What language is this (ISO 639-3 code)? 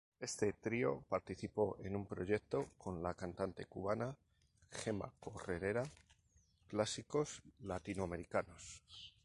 spa